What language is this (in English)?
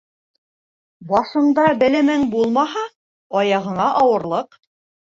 Bashkir